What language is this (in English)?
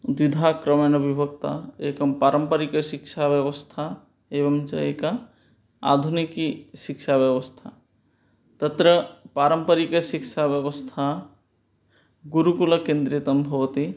Sanskrit